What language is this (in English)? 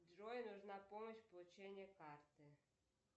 Russian